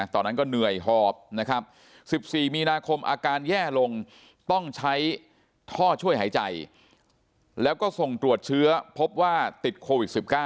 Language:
Thai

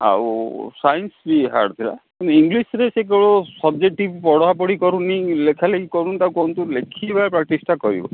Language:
Odia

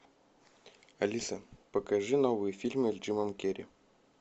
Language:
Russian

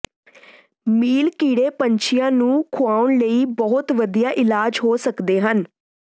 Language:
Punjabi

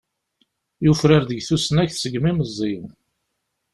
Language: Kabyle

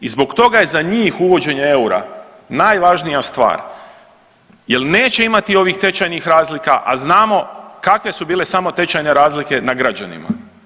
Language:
Croatian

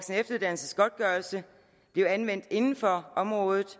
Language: Danish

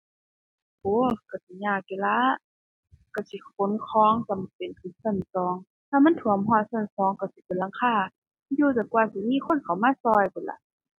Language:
Thai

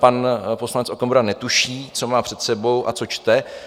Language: Czech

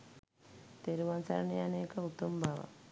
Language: Sinhala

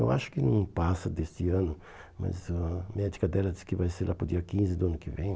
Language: Portuguese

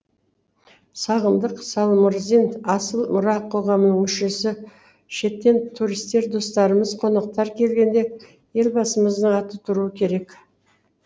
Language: Kazakh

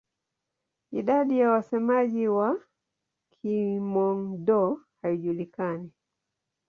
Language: Swahili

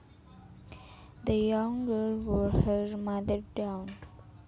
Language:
Javanese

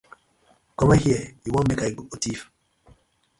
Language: Nigerian Pidgin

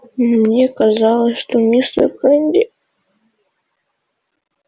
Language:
Russian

